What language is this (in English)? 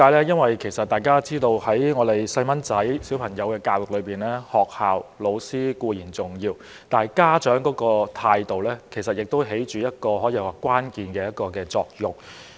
Cantonese